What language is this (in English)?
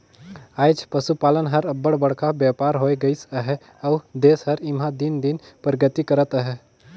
Chhattisgarhi